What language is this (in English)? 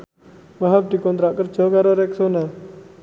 Javanese